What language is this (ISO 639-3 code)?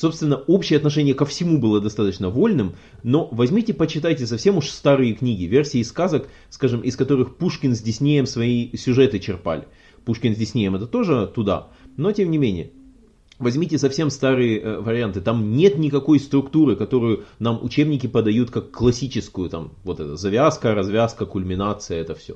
rus